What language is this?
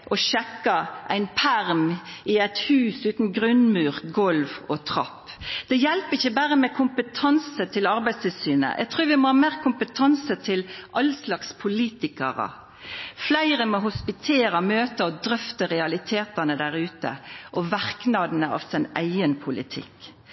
Norwegian Nynorsk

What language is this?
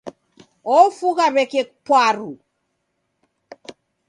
Taita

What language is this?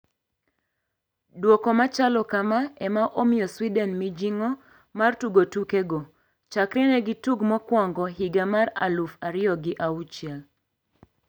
Luo (Kenya and Tanzania)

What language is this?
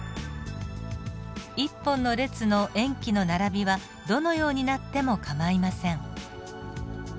Japanese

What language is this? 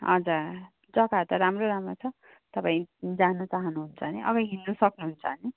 Nepali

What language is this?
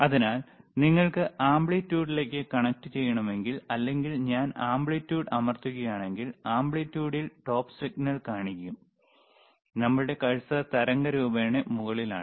Malayalam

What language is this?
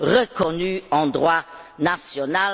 French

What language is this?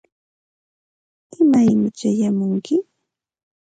Santa Ana de Tusi Pasco Quechua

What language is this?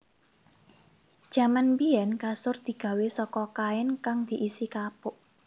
Javanese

